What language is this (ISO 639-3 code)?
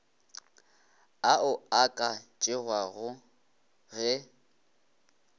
nso